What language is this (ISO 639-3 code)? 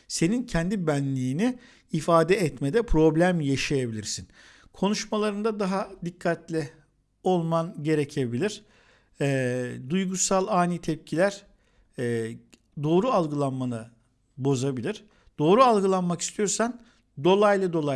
tur